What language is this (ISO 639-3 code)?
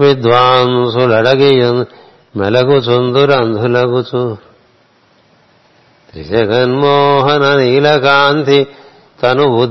tel